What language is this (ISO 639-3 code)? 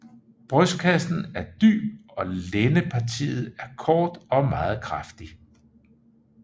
dan